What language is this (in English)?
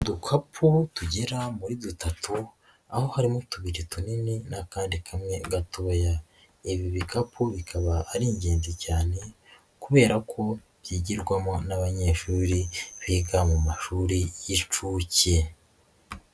Kinyarwanda